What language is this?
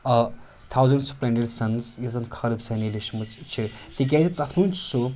Kashmiri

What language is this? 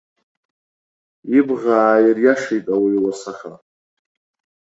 Abkhazian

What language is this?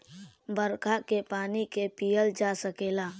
Bhojpuri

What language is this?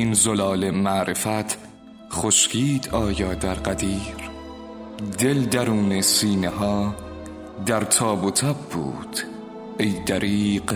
Persian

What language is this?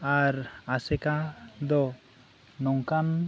Santali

